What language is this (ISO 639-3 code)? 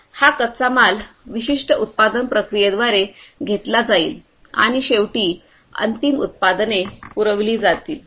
mar